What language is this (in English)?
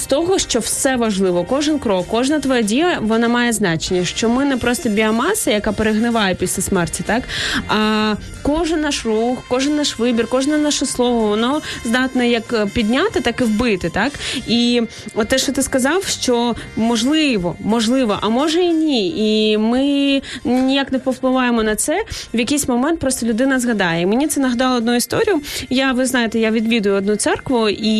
Ukrainian